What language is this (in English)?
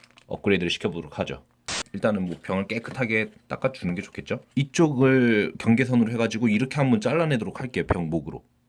Korean